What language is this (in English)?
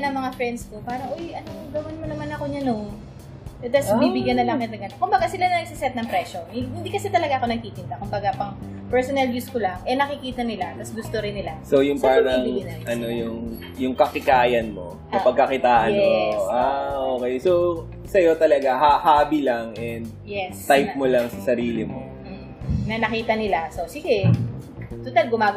Filipino